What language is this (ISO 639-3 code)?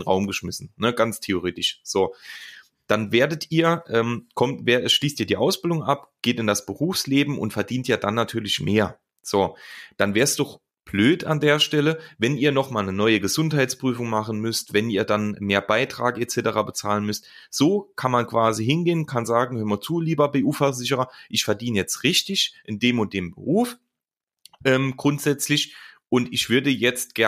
deu